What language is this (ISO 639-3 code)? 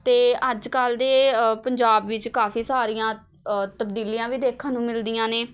pan